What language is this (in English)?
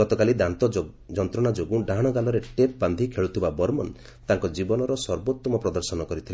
Odia